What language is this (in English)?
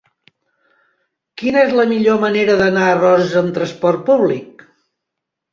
Catalan